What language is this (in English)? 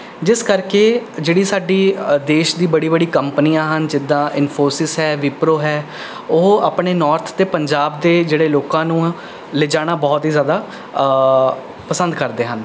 Punjabi